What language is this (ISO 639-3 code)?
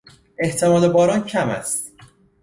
fas